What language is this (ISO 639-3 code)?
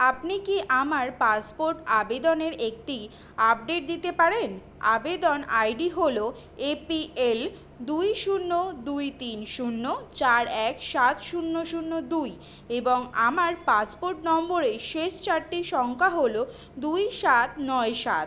ben